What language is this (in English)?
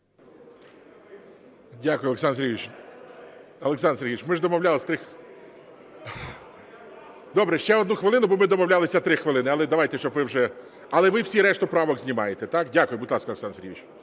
Ukrainian